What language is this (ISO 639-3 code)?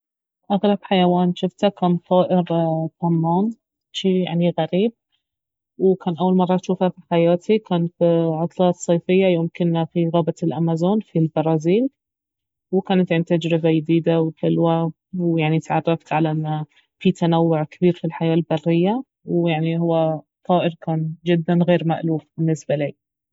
abv